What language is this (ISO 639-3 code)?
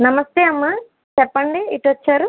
tel